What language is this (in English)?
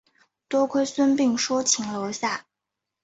Chinese